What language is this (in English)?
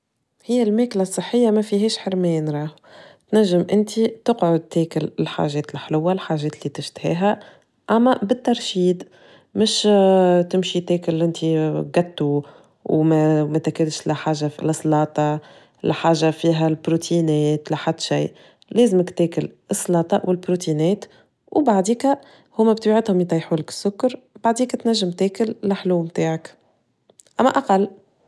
Tunisian Arabic